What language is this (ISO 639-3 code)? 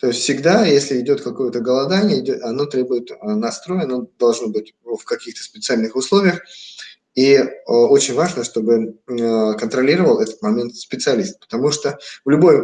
rus